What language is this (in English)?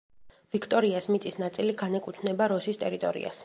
Georgian